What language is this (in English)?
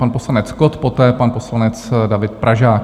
Czech